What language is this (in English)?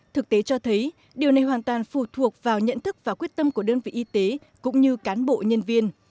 Vietnamese